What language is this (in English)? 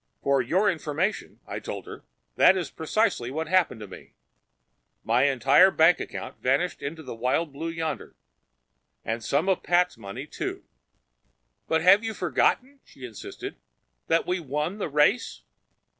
English